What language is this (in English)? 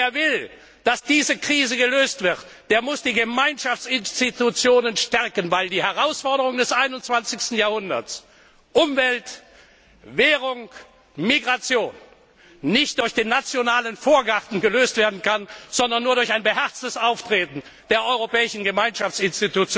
German